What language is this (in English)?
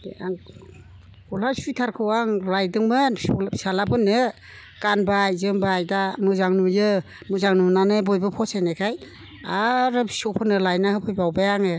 Bodo